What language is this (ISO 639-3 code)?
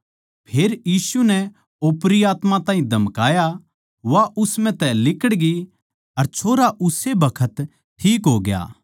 bgc